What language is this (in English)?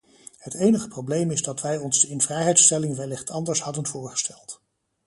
Dutch